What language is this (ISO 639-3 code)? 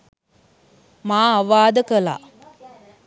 sin